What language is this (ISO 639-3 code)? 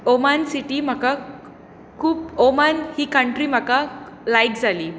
kok